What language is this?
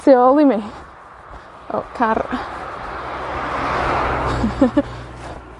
Welsh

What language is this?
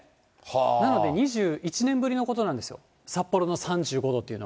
Japanese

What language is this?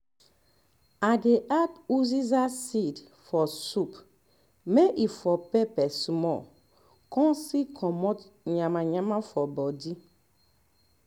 Nigerian Pidgin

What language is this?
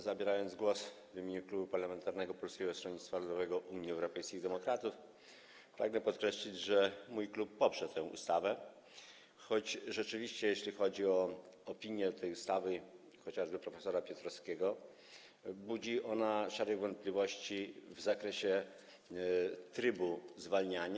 Polish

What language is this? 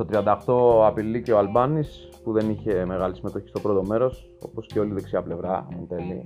Greek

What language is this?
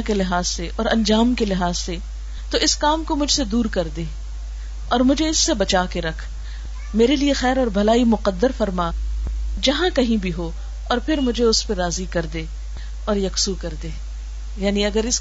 Urdu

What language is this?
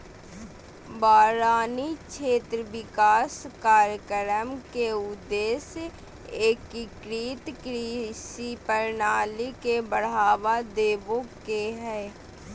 Magahi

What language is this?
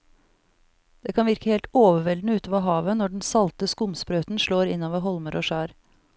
Norwegian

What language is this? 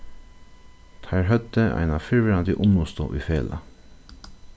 Faroese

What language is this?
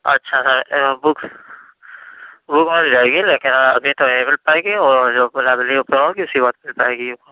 Urdu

